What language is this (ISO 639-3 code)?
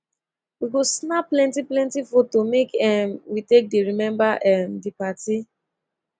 pcm